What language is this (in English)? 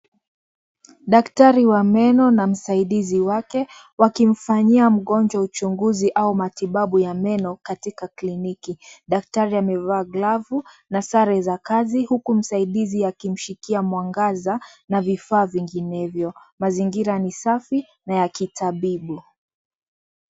Swahili